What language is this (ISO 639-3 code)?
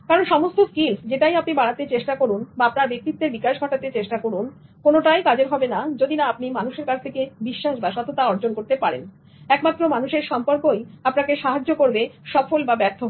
ben